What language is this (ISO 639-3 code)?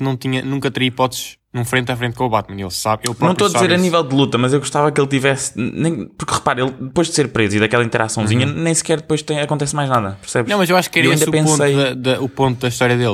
por